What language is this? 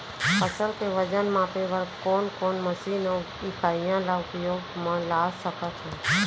Chhattisgarhi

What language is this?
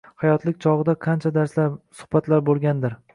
Uzbek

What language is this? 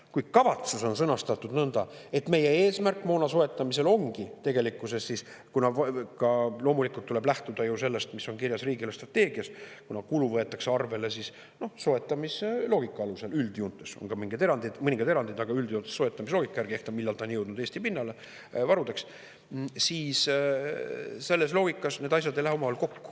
Estonian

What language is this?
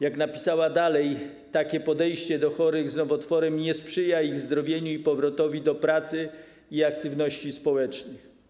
Polish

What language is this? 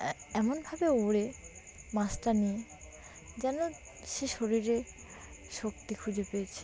Bangla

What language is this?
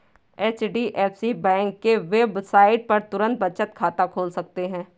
Hindi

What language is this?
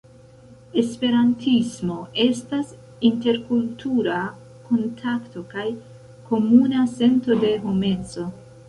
Esperanto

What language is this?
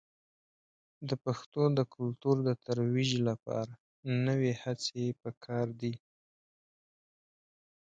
Pashto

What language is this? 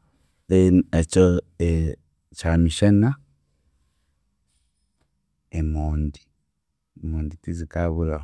Chiga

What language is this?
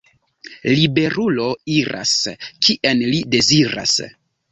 Esperanto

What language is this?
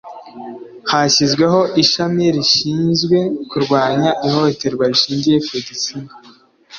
Kinyarwanda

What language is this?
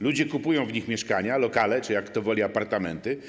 Polish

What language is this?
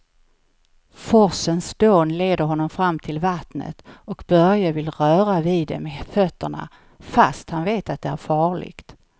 Swedish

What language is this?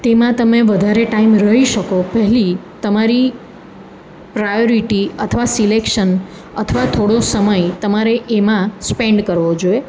Gujarati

